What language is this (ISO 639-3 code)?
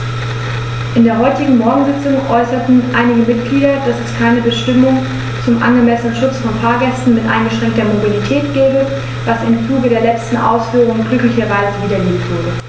deu